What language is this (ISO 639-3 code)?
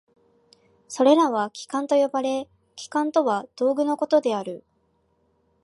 jpn